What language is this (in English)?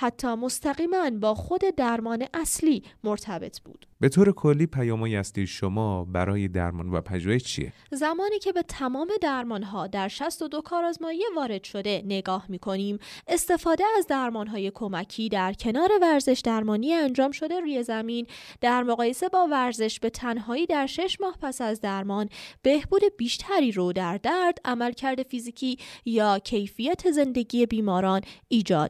Persian